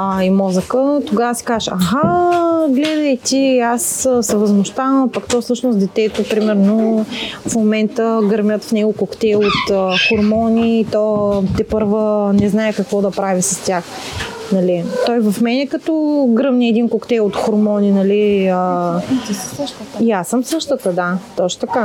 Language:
Bulgarian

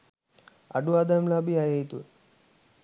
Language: Sinhala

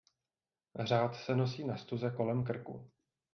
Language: Czech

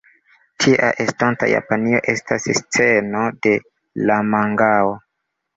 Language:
Esperanto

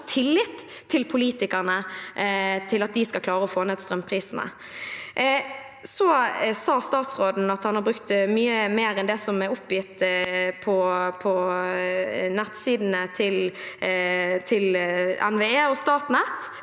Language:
Norwegian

